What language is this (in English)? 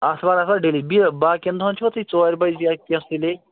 Kashmiri